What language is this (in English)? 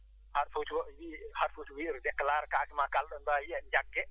Fula